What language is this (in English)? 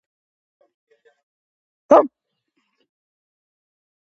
Georgian